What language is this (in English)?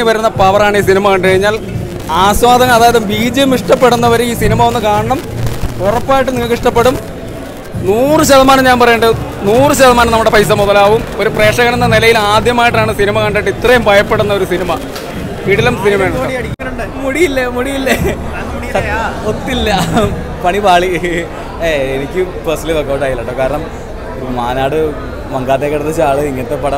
Malayalam